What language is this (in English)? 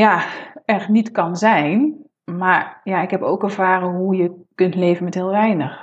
Dutch